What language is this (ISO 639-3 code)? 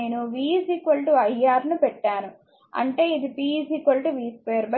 tel